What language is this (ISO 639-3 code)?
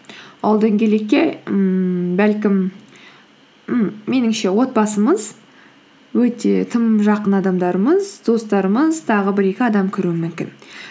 kaz